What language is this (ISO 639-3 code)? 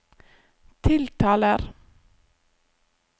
nor